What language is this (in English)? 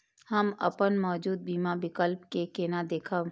Maithili